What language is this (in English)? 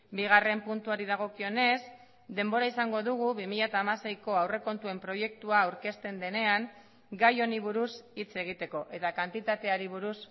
Basque